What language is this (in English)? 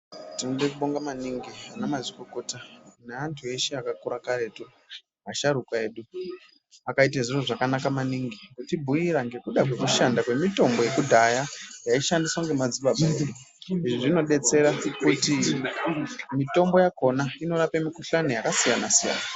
Ndau